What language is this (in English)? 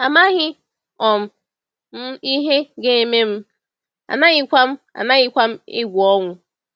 Igbo